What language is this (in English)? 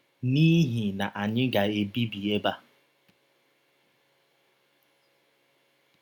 Igbo